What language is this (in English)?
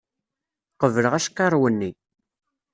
Kabyle